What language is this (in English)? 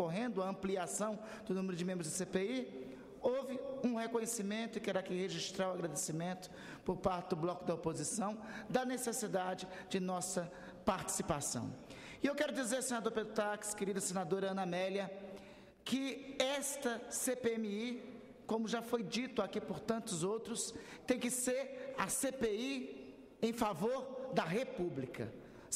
Portuguese